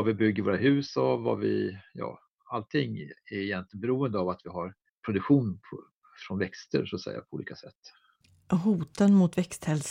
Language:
Swedish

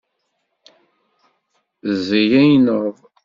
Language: Kabyle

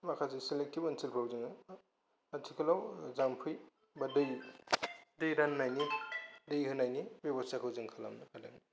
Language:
Bodo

